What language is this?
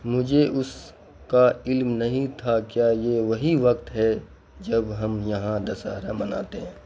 Urdu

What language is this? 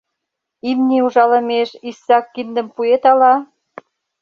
Mari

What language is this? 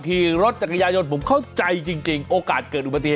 Thai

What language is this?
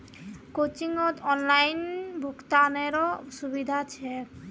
Magahi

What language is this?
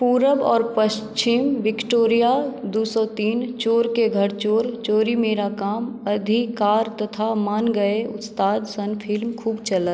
Maithili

